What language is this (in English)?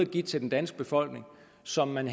Danish